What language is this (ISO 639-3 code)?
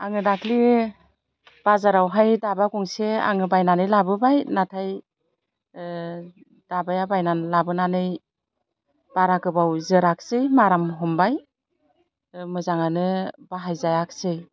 brx